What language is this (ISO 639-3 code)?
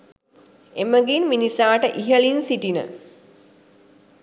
sin